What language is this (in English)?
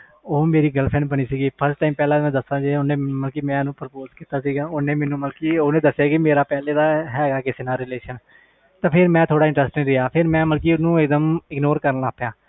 Punjabi